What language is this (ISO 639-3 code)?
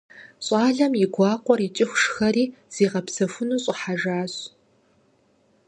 kbd